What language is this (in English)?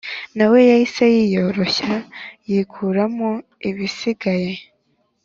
Kinyarwanda